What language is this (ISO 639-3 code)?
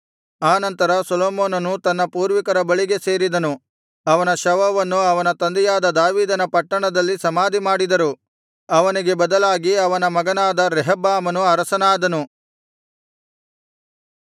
kan